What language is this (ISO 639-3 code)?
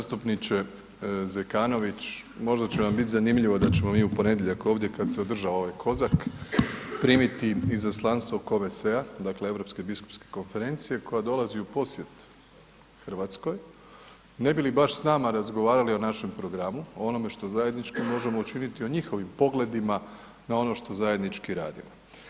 hrv